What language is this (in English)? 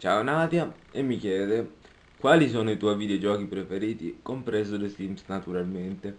Italian